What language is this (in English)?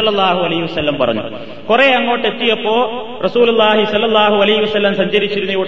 Malayalam